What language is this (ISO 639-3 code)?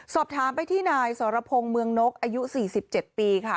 tha